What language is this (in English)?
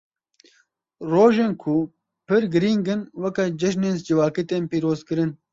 Kurdish